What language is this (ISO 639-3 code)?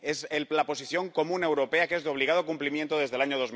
spa